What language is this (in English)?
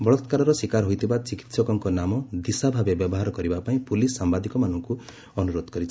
Odia